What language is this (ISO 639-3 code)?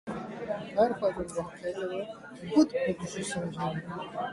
urd